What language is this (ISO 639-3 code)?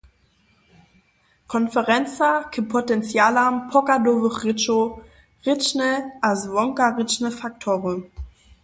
hsb